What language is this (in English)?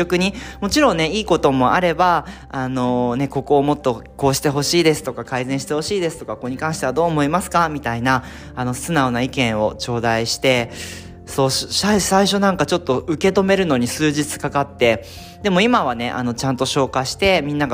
Japanese